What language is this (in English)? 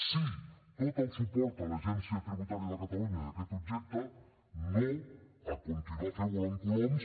Catalan